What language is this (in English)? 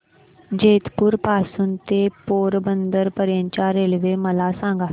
Marathi